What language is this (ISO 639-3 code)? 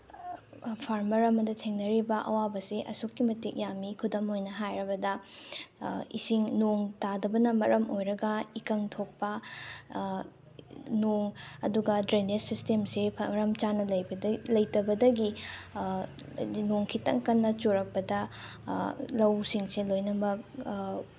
mni